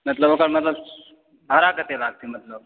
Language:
Maithili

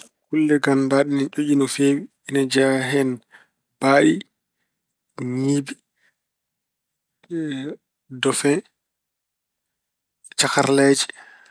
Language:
Fula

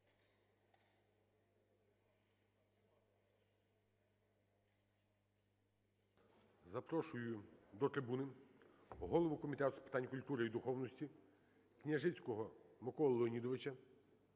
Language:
Ukrainian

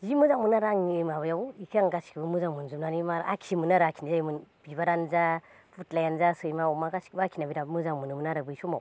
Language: Bodo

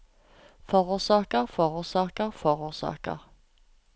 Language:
Norwegian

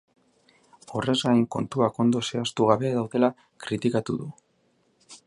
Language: Basque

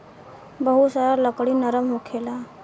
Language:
Bhojpuri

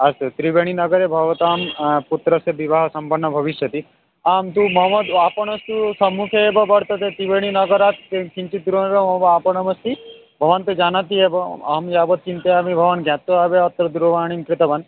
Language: Sanskrit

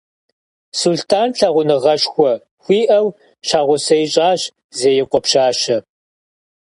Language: Kabardian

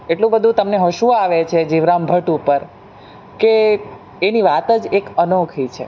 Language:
Gujarati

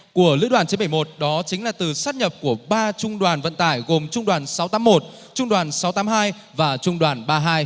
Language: Vietnamese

